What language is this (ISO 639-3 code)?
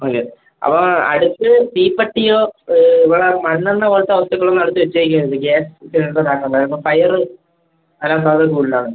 mal